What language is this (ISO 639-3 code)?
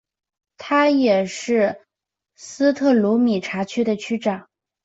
zho